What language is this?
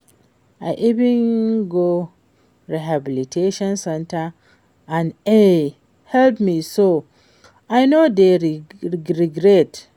Nigerian Pidgin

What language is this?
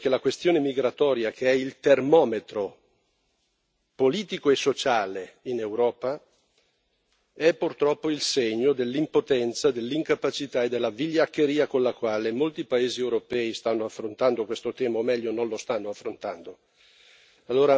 Italian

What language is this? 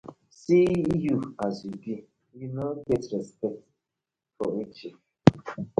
Nigerian Pidgin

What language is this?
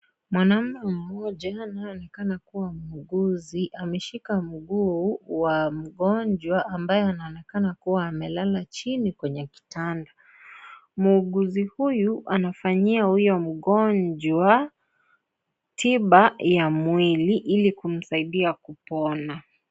Swahili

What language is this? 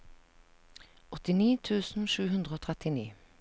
Norwegian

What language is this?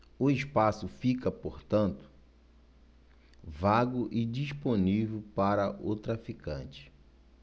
Portuguese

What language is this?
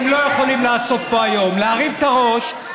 Hebrew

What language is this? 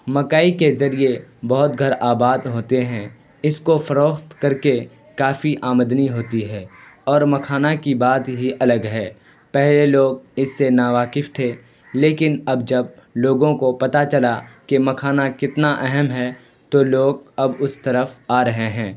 Urdu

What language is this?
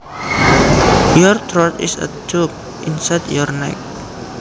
Javanese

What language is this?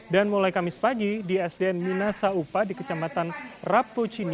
Indonesian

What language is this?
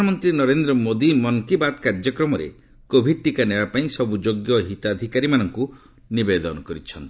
Odia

